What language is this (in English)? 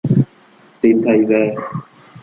Vietnamese